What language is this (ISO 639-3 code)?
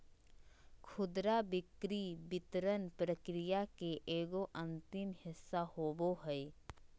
mag